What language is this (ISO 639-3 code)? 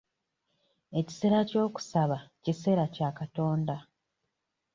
lug